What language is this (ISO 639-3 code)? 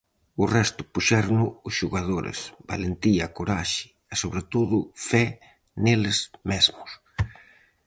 glg